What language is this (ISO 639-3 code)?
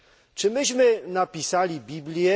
pol